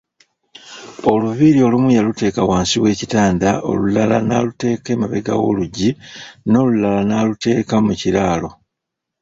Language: Ganda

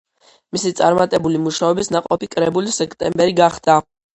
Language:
Georgian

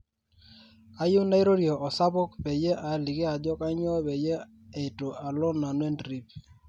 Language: Masai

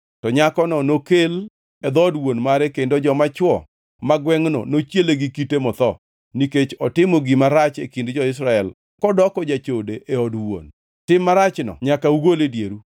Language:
Luo (Kenya and Tanzania)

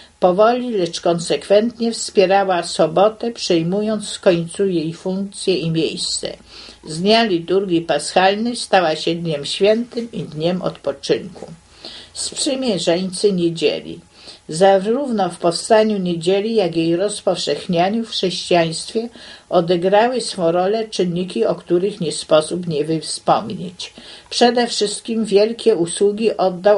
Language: Polish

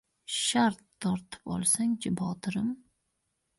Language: Uzbek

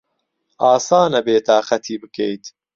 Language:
Central Kurdish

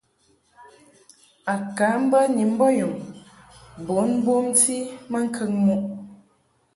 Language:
Mungaka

